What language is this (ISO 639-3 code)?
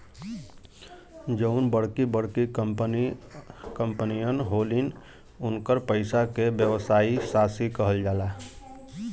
bho